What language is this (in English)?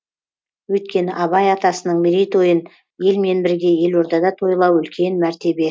Kazakh